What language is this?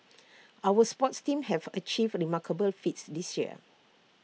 English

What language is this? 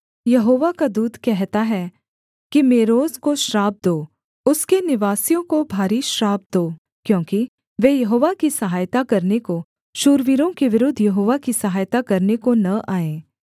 Hindi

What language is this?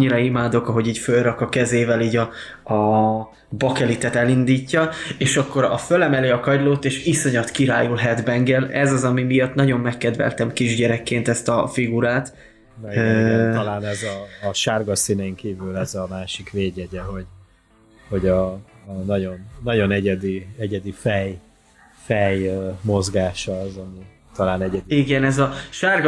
Hungarian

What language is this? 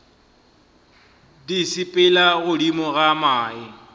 Northern Sotho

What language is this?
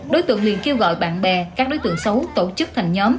Vietnamese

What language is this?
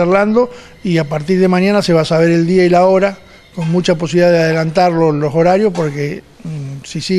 Spanish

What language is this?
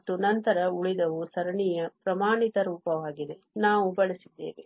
Kannada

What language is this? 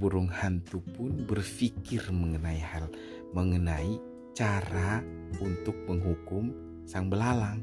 Indonesian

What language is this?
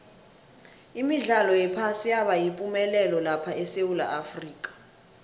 South Ndebele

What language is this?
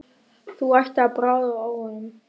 Icelandic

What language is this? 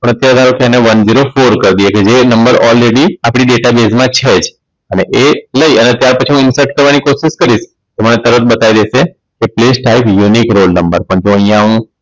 Gujarati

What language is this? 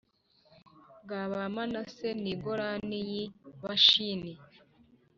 Kinyarwanda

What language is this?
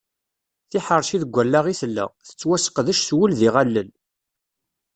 Kabyle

